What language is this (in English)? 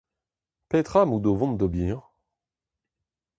Breton